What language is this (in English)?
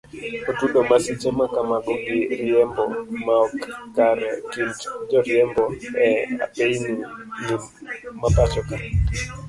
Luo (Kenya and Tanzania)